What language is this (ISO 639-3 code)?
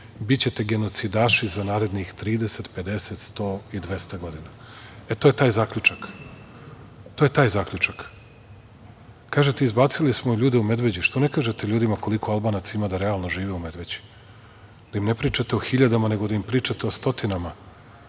srp